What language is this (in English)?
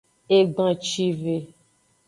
Aja (Benin)